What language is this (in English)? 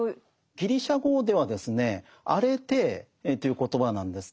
Japanese